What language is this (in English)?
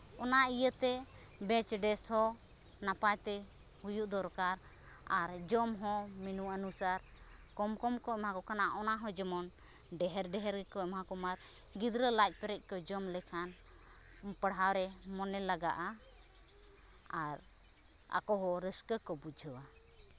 Santali